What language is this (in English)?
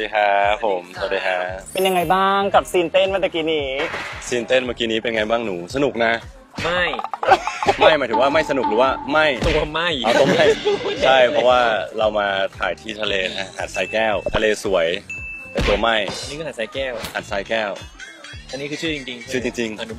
Thai